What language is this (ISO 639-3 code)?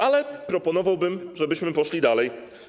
pol